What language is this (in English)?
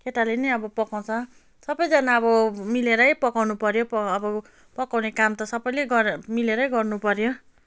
Nepali